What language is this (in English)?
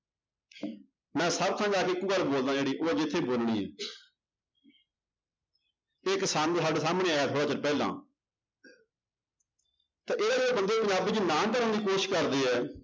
Punjabi